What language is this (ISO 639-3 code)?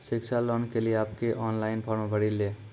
mai